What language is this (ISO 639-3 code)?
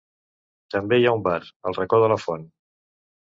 cat